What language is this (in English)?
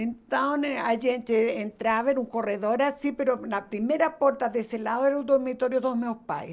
Portuguese